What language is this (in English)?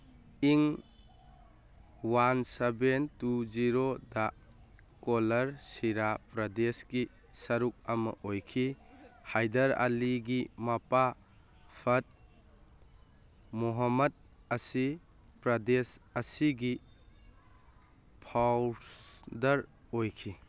Manipuri